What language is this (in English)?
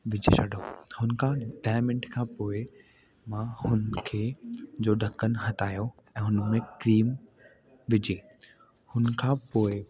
Sindhi